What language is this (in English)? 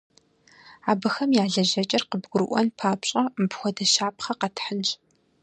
Kabardian